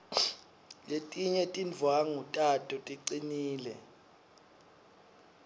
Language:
Swati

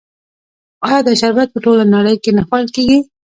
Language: Pashto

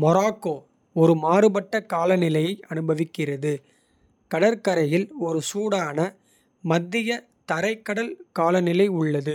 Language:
Kota (India)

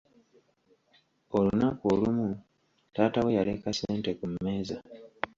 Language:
Ganda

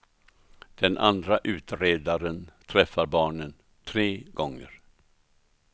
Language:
Swedish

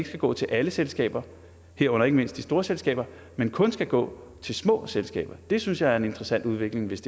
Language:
Danish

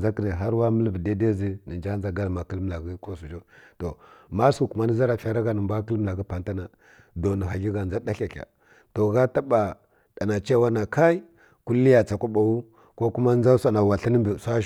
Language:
Kirya-Konzəl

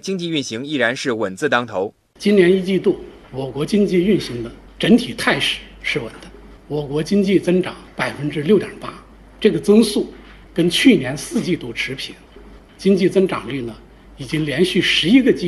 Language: Chinese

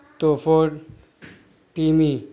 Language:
Urdu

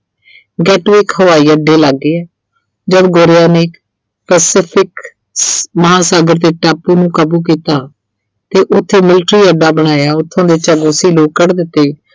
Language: Punjabi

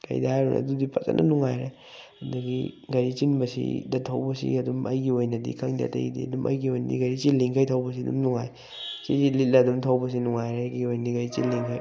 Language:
Manipuri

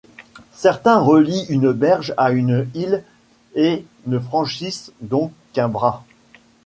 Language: French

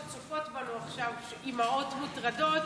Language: Hebrew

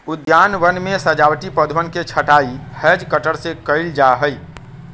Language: Magahi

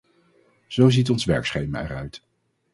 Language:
Dutch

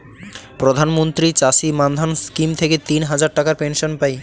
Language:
Bangla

